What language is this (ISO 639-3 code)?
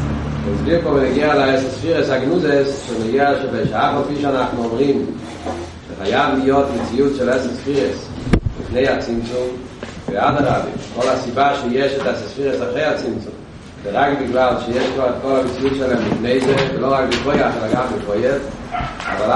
heb